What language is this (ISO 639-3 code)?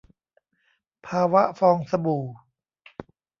tha